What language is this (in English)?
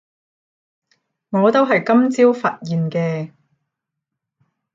Cantonese